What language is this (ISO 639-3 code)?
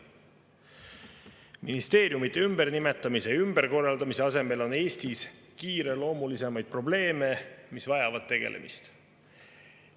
est